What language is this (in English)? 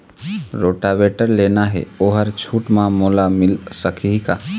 Chhattisgarhi